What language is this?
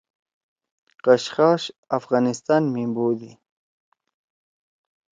Torwali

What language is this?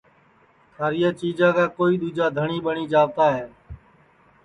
Sansi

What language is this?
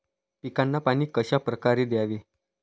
Marathi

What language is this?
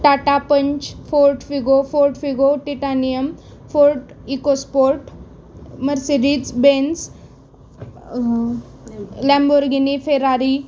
Marathi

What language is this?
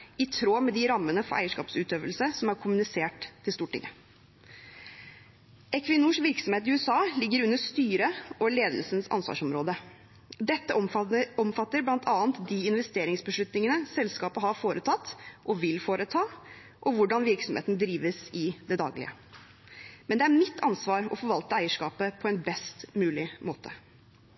Norwegian Bokmål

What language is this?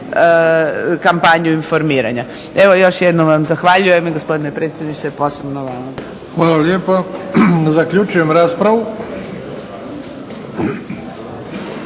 Croatian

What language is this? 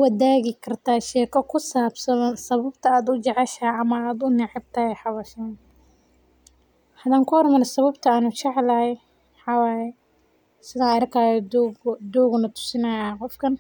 Somali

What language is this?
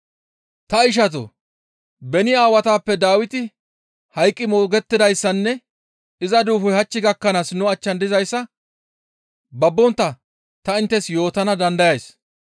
Gamo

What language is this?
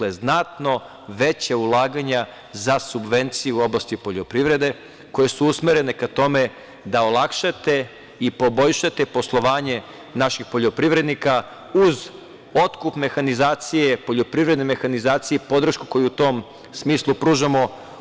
Serbian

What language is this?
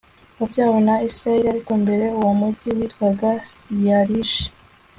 Kinyarwanda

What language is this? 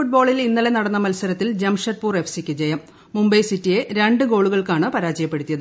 Malayalam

